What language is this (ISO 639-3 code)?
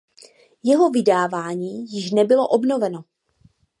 ces